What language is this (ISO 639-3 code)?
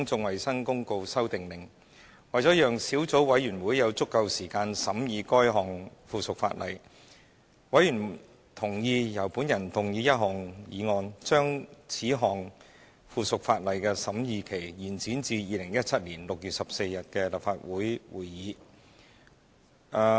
yue